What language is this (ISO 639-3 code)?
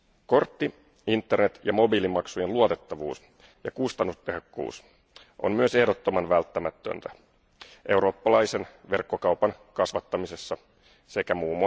fin